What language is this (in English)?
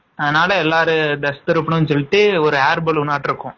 Tamil